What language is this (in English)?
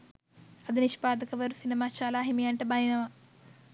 Sinhala